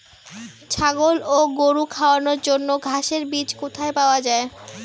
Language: Bangla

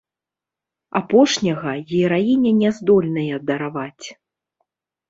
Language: Belarusian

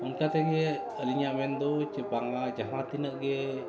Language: Santali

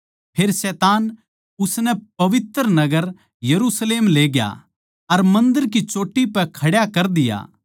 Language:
Haryanvi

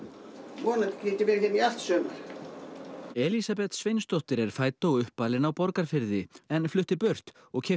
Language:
Icelandic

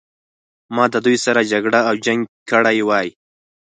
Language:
Pashto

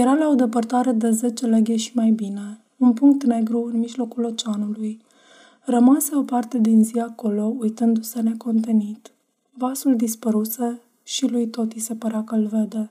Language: Romanian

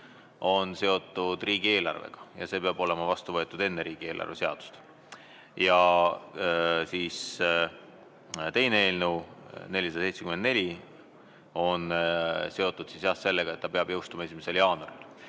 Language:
Estonian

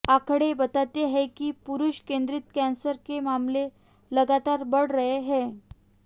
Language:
Hindi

